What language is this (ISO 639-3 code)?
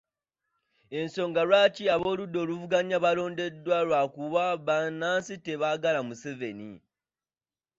lug